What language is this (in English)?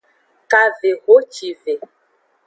Aja (Benin)